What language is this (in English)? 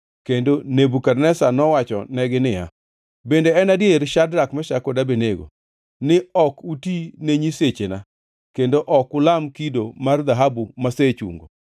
Luo (Kenya and Tanzania)